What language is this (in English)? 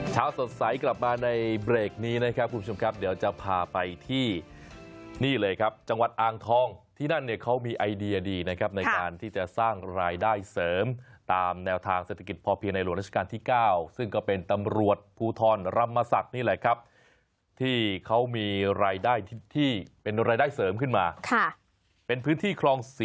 Thai